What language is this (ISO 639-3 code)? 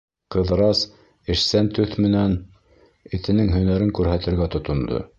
bak